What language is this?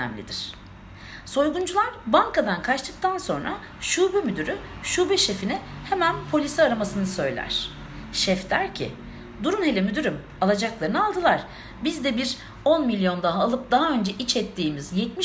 Turkish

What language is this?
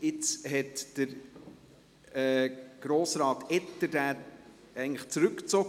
Swiss German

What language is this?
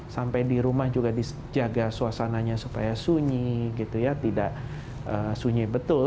Indonesian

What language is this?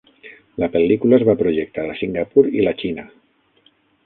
Catalan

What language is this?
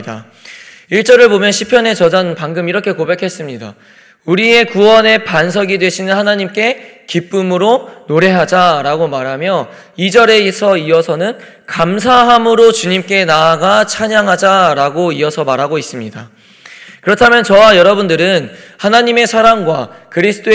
Korean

